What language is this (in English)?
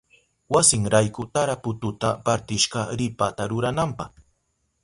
Southern Pastaza Quechua